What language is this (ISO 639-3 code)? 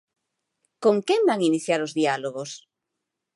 glg